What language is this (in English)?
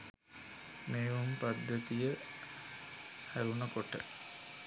Sinhala